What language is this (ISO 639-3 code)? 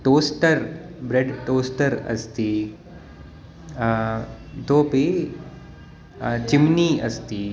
san